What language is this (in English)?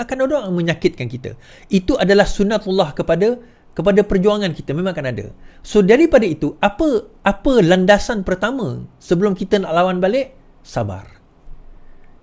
Malay